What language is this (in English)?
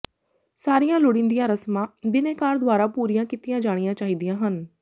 Punjabi